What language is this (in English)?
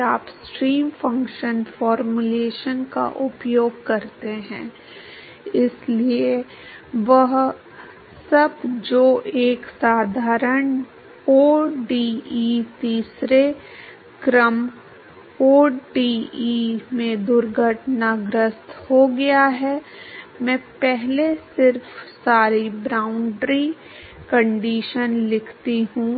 Hindi